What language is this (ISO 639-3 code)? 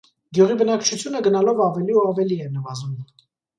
hye